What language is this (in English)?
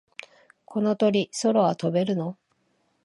Japanese